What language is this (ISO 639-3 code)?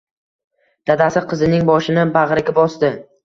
uzb